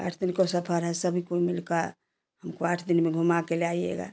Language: Hindi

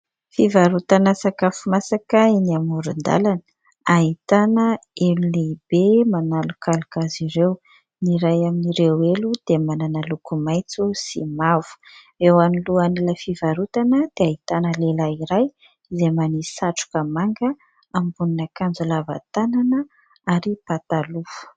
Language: Malagasy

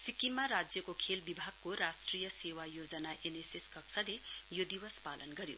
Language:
Nepali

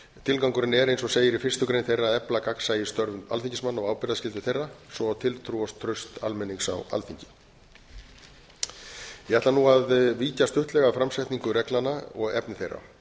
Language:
Icelandic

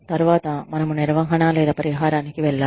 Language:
Telugu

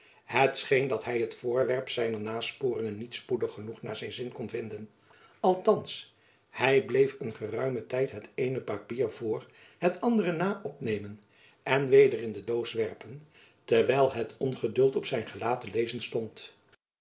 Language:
Dutch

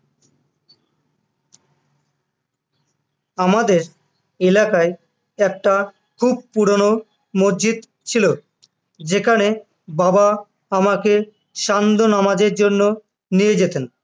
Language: Bangla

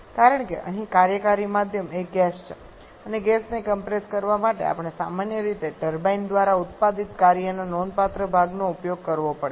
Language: Gujarati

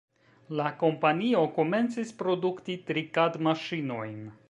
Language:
Esperanto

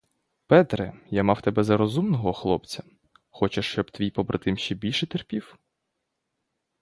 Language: Ukrainian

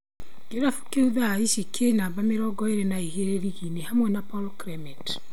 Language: Kikuyu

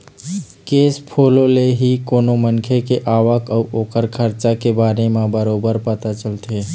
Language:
Chhattisgarhi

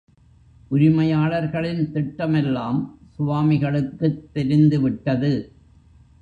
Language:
Tamil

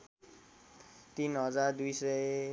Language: Nepali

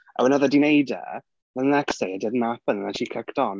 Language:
Welsh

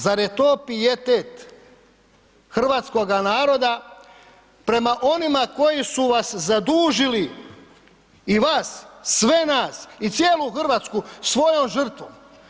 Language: Croatian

